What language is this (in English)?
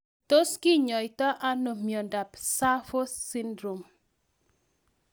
Kalenjin